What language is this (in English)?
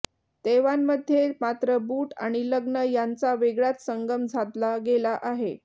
Marathi